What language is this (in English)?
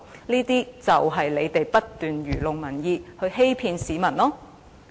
Cantonese